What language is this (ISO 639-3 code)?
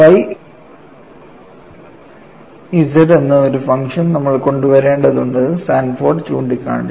mal